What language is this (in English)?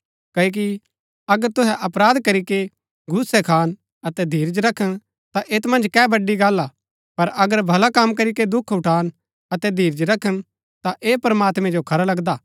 Gaddi